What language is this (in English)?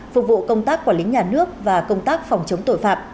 Vietnamese